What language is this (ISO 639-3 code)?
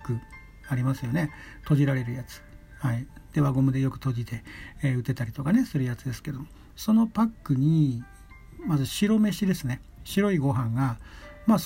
jpn